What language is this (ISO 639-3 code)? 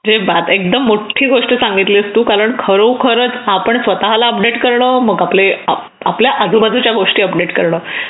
mar